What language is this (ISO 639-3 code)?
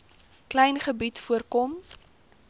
afr